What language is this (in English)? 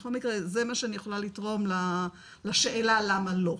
Hebrew